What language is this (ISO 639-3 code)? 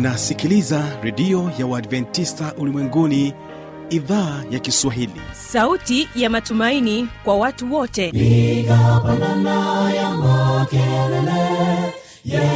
swa